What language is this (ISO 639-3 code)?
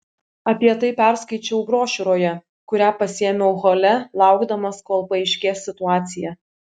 lit